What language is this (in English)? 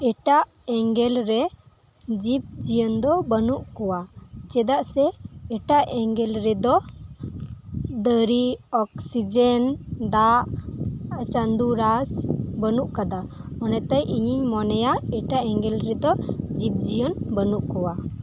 Santali